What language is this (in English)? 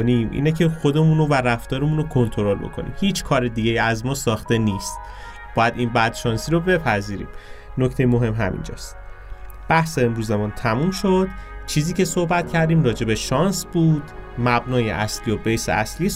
Persian